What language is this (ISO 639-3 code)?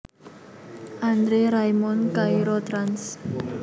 jav